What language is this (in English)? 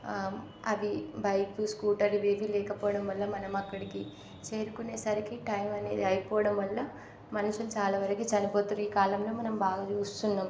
Telugu